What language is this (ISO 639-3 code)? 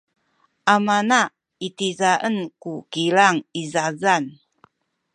szy